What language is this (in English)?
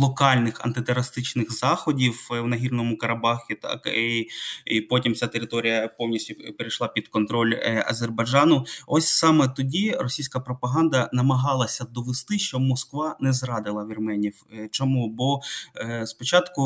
Ukrainian